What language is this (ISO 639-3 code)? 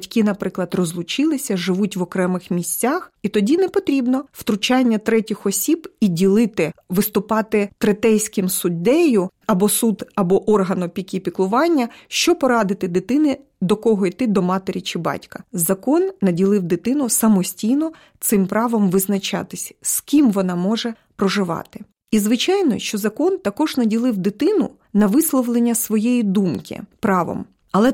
ukr